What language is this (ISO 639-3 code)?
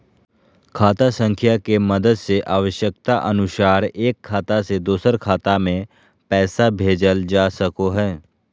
mag